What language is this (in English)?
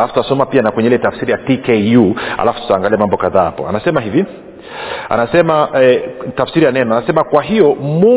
Swahili